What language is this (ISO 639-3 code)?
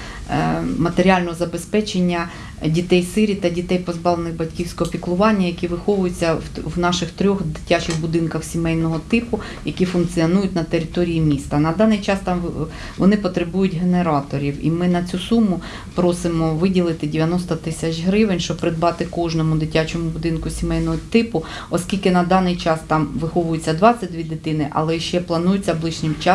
ukr